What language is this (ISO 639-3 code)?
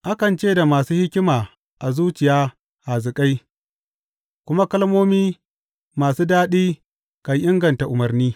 hau